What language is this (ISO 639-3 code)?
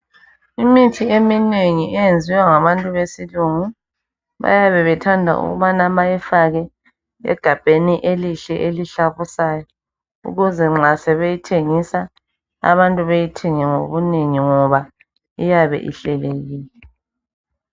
nde